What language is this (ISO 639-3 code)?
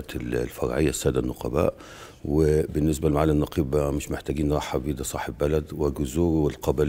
ara